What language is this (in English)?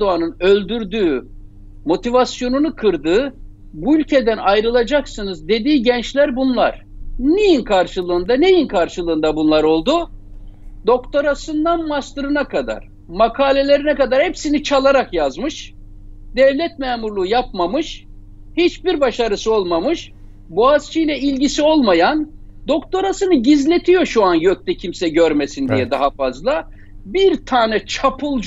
Turkish